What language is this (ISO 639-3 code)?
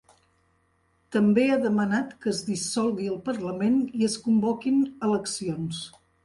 cat